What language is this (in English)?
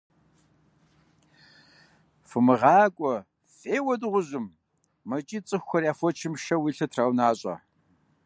Kabardian